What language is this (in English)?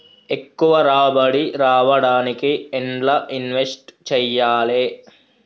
Telugu